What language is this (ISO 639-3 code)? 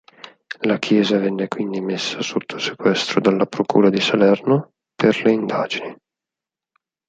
ita